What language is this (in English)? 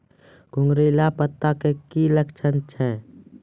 Maithili